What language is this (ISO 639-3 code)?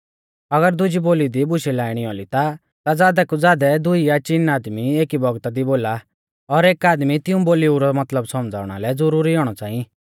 bfz